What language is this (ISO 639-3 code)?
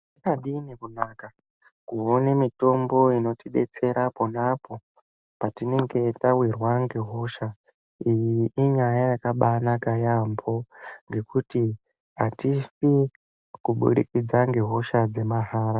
ndc